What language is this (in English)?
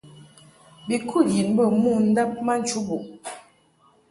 Mungaka